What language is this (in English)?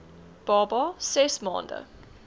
Afrikaans